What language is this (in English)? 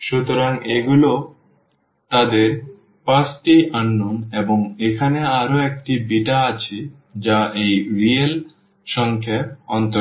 Bangla